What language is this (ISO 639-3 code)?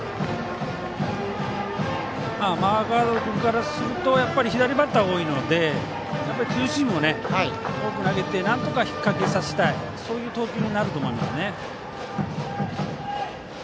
jpn